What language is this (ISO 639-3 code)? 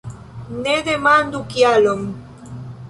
epo